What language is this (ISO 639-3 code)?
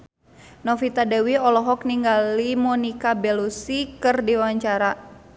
sun